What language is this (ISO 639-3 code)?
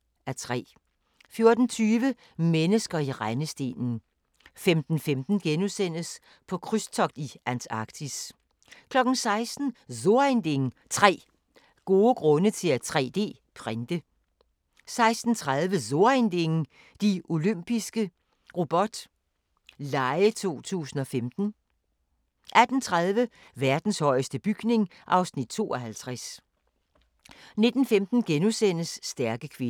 dan